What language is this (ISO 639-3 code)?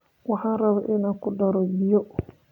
som